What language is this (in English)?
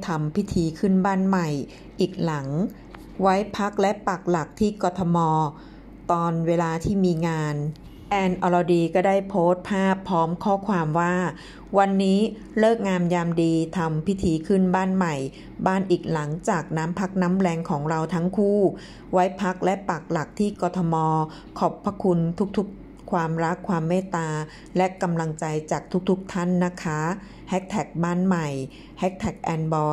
Thai